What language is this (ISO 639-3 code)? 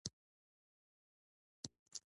pus